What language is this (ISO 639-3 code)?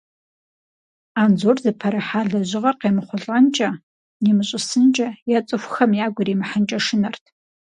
kbd